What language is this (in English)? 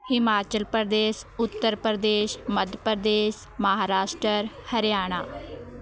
Punjabi